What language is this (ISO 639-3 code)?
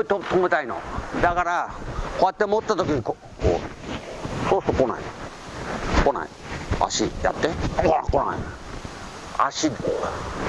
jpn